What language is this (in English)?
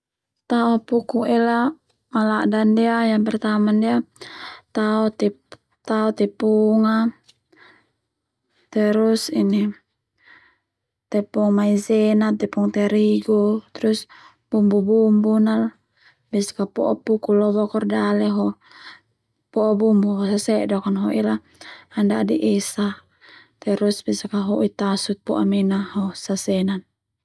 Termanu